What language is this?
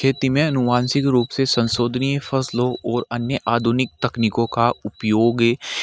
Hindi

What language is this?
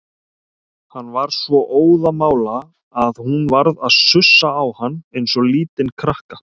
Icelandic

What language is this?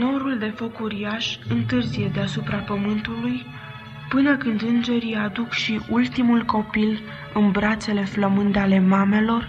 Romanian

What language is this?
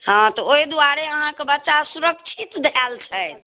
Maithili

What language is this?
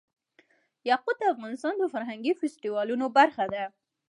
Pashto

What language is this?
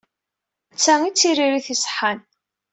Kabyle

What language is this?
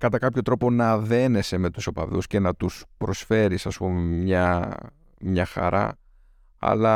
Greek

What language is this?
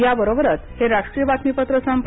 Marathi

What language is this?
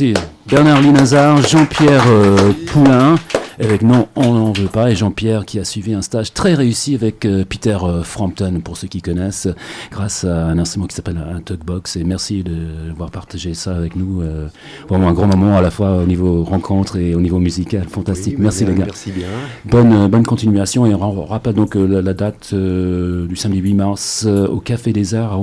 French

